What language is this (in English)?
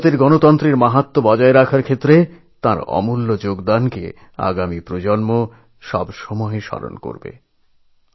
Bangla